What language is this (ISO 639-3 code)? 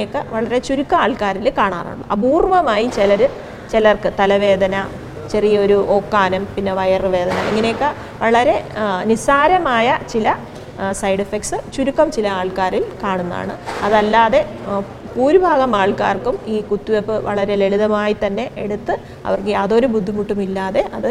mal